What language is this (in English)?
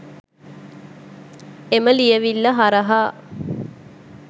Sinhala